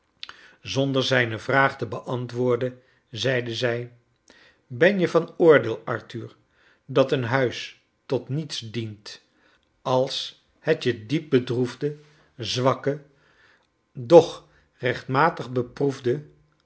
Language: Dutch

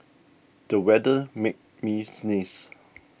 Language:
English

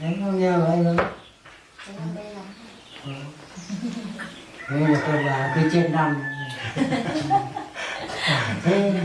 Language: Vietnamese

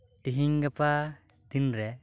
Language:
Santali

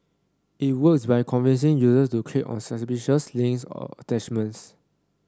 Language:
English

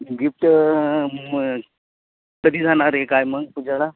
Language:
Marathi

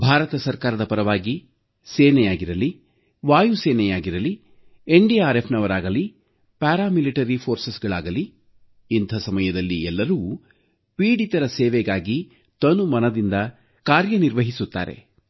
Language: Kannada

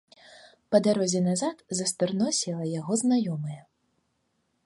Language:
Belarusian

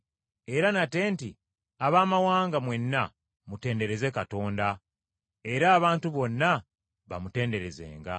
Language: Ganda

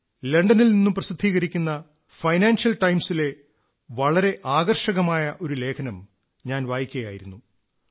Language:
Malayalam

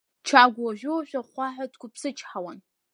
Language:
Abkhazian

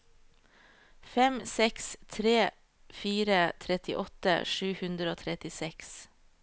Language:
Norwegian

